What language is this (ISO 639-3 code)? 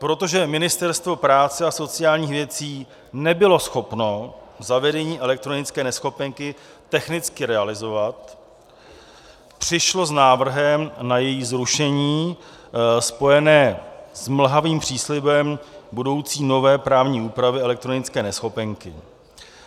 ces